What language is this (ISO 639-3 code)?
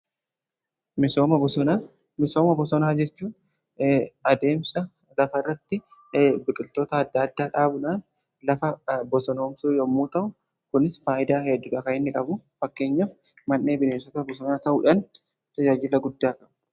orm